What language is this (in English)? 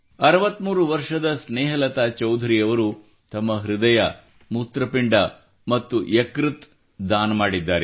Kannada